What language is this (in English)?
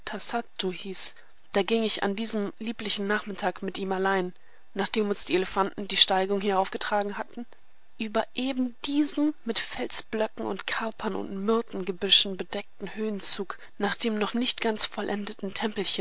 German